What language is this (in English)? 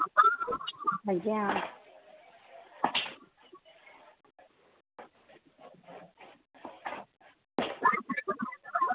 Dogri